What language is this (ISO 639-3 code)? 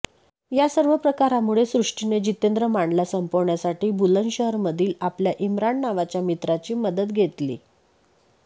mar